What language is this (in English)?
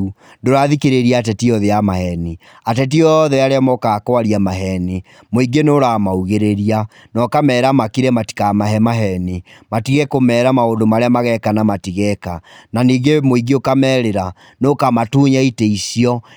Kikuyu